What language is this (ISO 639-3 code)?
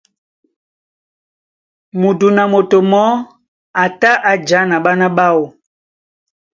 dua